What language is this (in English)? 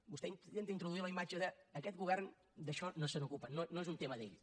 Catalan